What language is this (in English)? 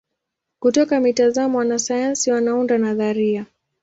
Swahili